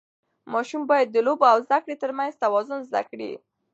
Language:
Pashto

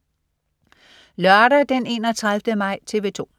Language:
Danish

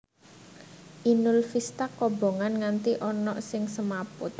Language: Javanese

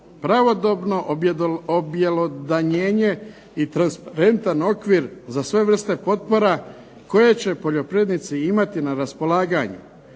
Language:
Croatian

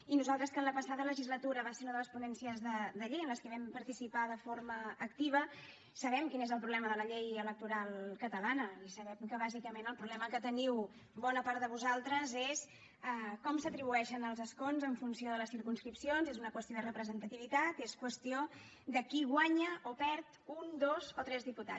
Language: Catalan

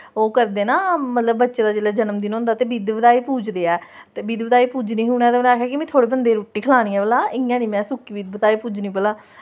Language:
Dogri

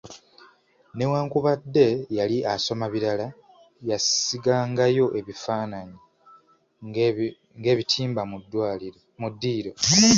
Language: Ganda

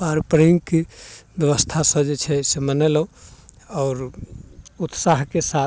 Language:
Maithili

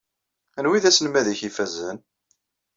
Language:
Kabyle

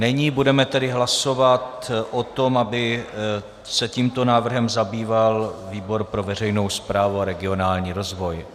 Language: Czech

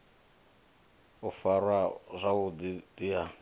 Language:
Venda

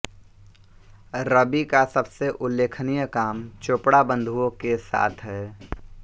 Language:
Hindi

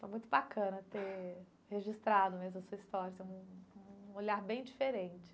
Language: Portuguese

